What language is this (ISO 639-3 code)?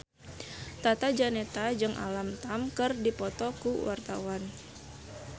sun